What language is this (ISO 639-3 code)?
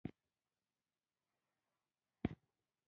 pus